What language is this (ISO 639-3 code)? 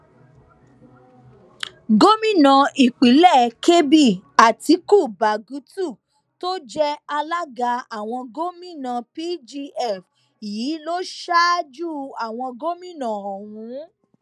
yor